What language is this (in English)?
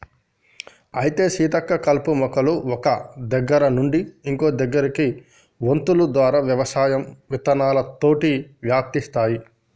Telugu